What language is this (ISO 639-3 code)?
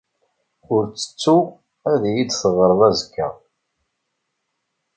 kab